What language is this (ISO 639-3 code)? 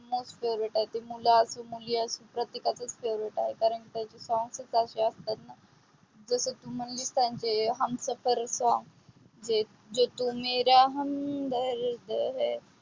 mar